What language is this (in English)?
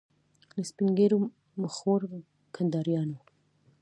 Pashto